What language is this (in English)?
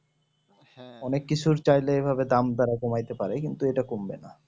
Bangla